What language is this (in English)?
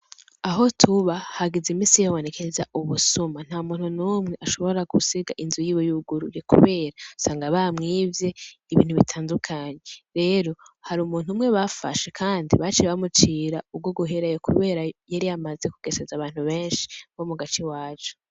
Rundi